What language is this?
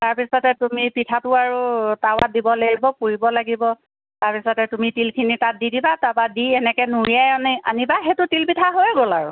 Assamese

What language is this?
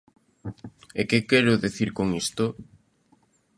Galician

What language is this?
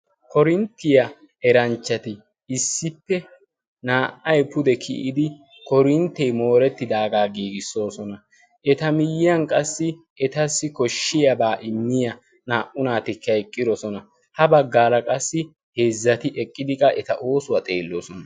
Wolaytta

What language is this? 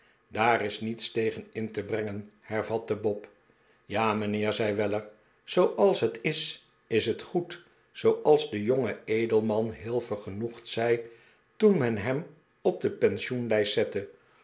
Dutch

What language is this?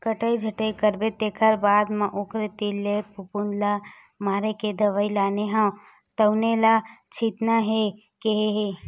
Chhattisgarhi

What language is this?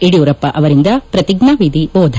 Kannada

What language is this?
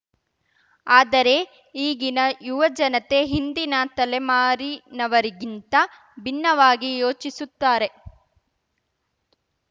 Kannada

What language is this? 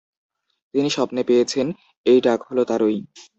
Bangla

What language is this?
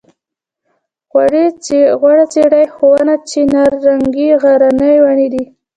Pashto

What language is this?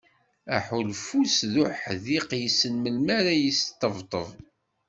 Kabyle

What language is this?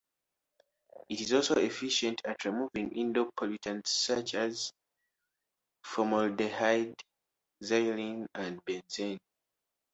English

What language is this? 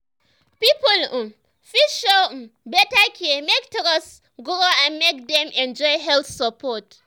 Nigerian Pidgin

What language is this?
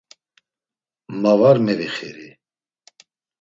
Laz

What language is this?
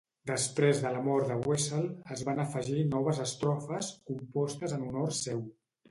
Catalan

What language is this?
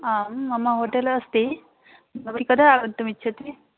Sanskrit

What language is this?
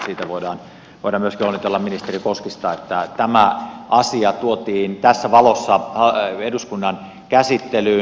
Finnish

